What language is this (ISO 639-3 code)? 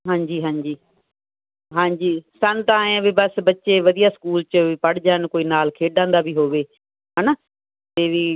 pan